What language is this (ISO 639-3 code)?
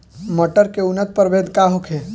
bho